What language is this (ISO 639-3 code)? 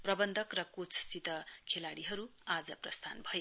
nep